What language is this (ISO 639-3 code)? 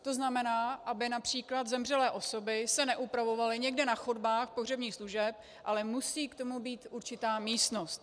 ces